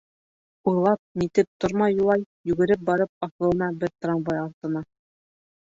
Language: Bashkir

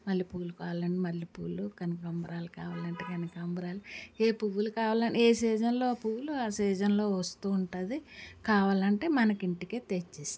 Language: Telugu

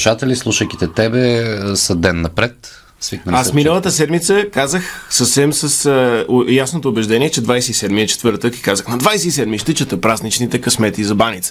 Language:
Bulgarian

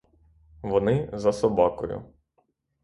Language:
Ukrainian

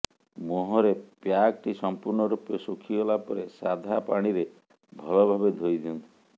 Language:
Odia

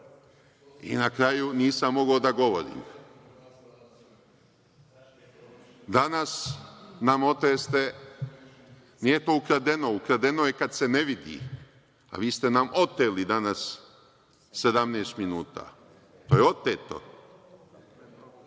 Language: Serbian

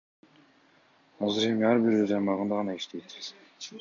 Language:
Kyrgyz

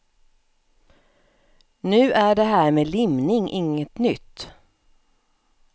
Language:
Swedish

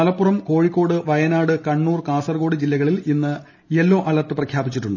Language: Malayalam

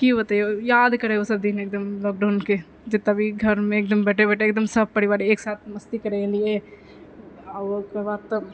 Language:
Maithili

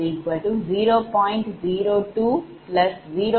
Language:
Tamil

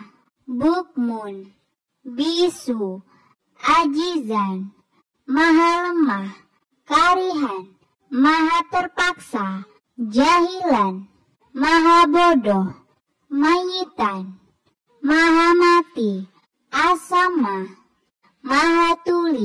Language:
Indonesian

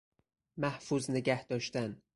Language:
Persian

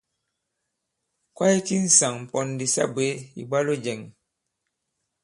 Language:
Bankon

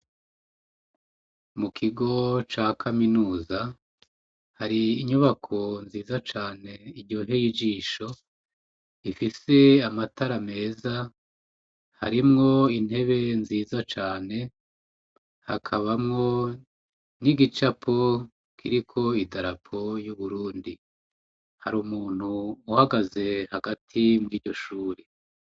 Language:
Rundi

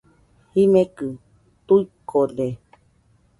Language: Nüpode Huitoto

